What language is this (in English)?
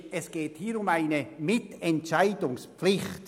Swiss German